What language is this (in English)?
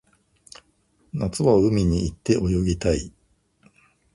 Japanese